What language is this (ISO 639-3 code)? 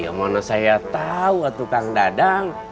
ind